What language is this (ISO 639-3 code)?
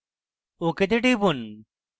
ben